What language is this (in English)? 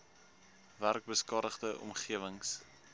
Afrikaans